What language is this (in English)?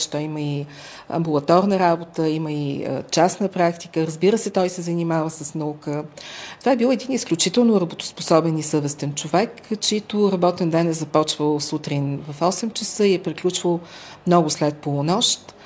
Bulgarian